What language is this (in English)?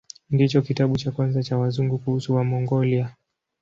Swahili